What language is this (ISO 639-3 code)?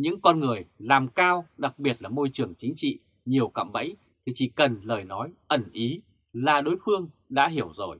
vie